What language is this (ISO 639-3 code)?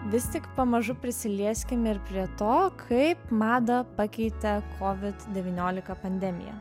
lit